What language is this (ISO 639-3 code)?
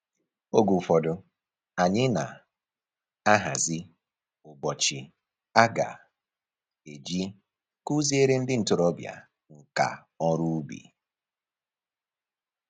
ibo